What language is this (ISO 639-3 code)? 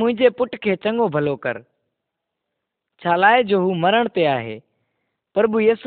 kan